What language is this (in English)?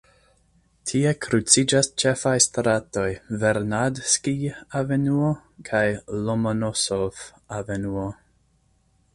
Esperanto